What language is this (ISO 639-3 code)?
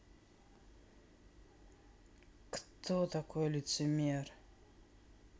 rus